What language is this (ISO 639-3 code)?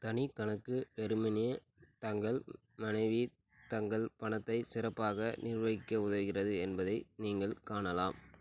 tam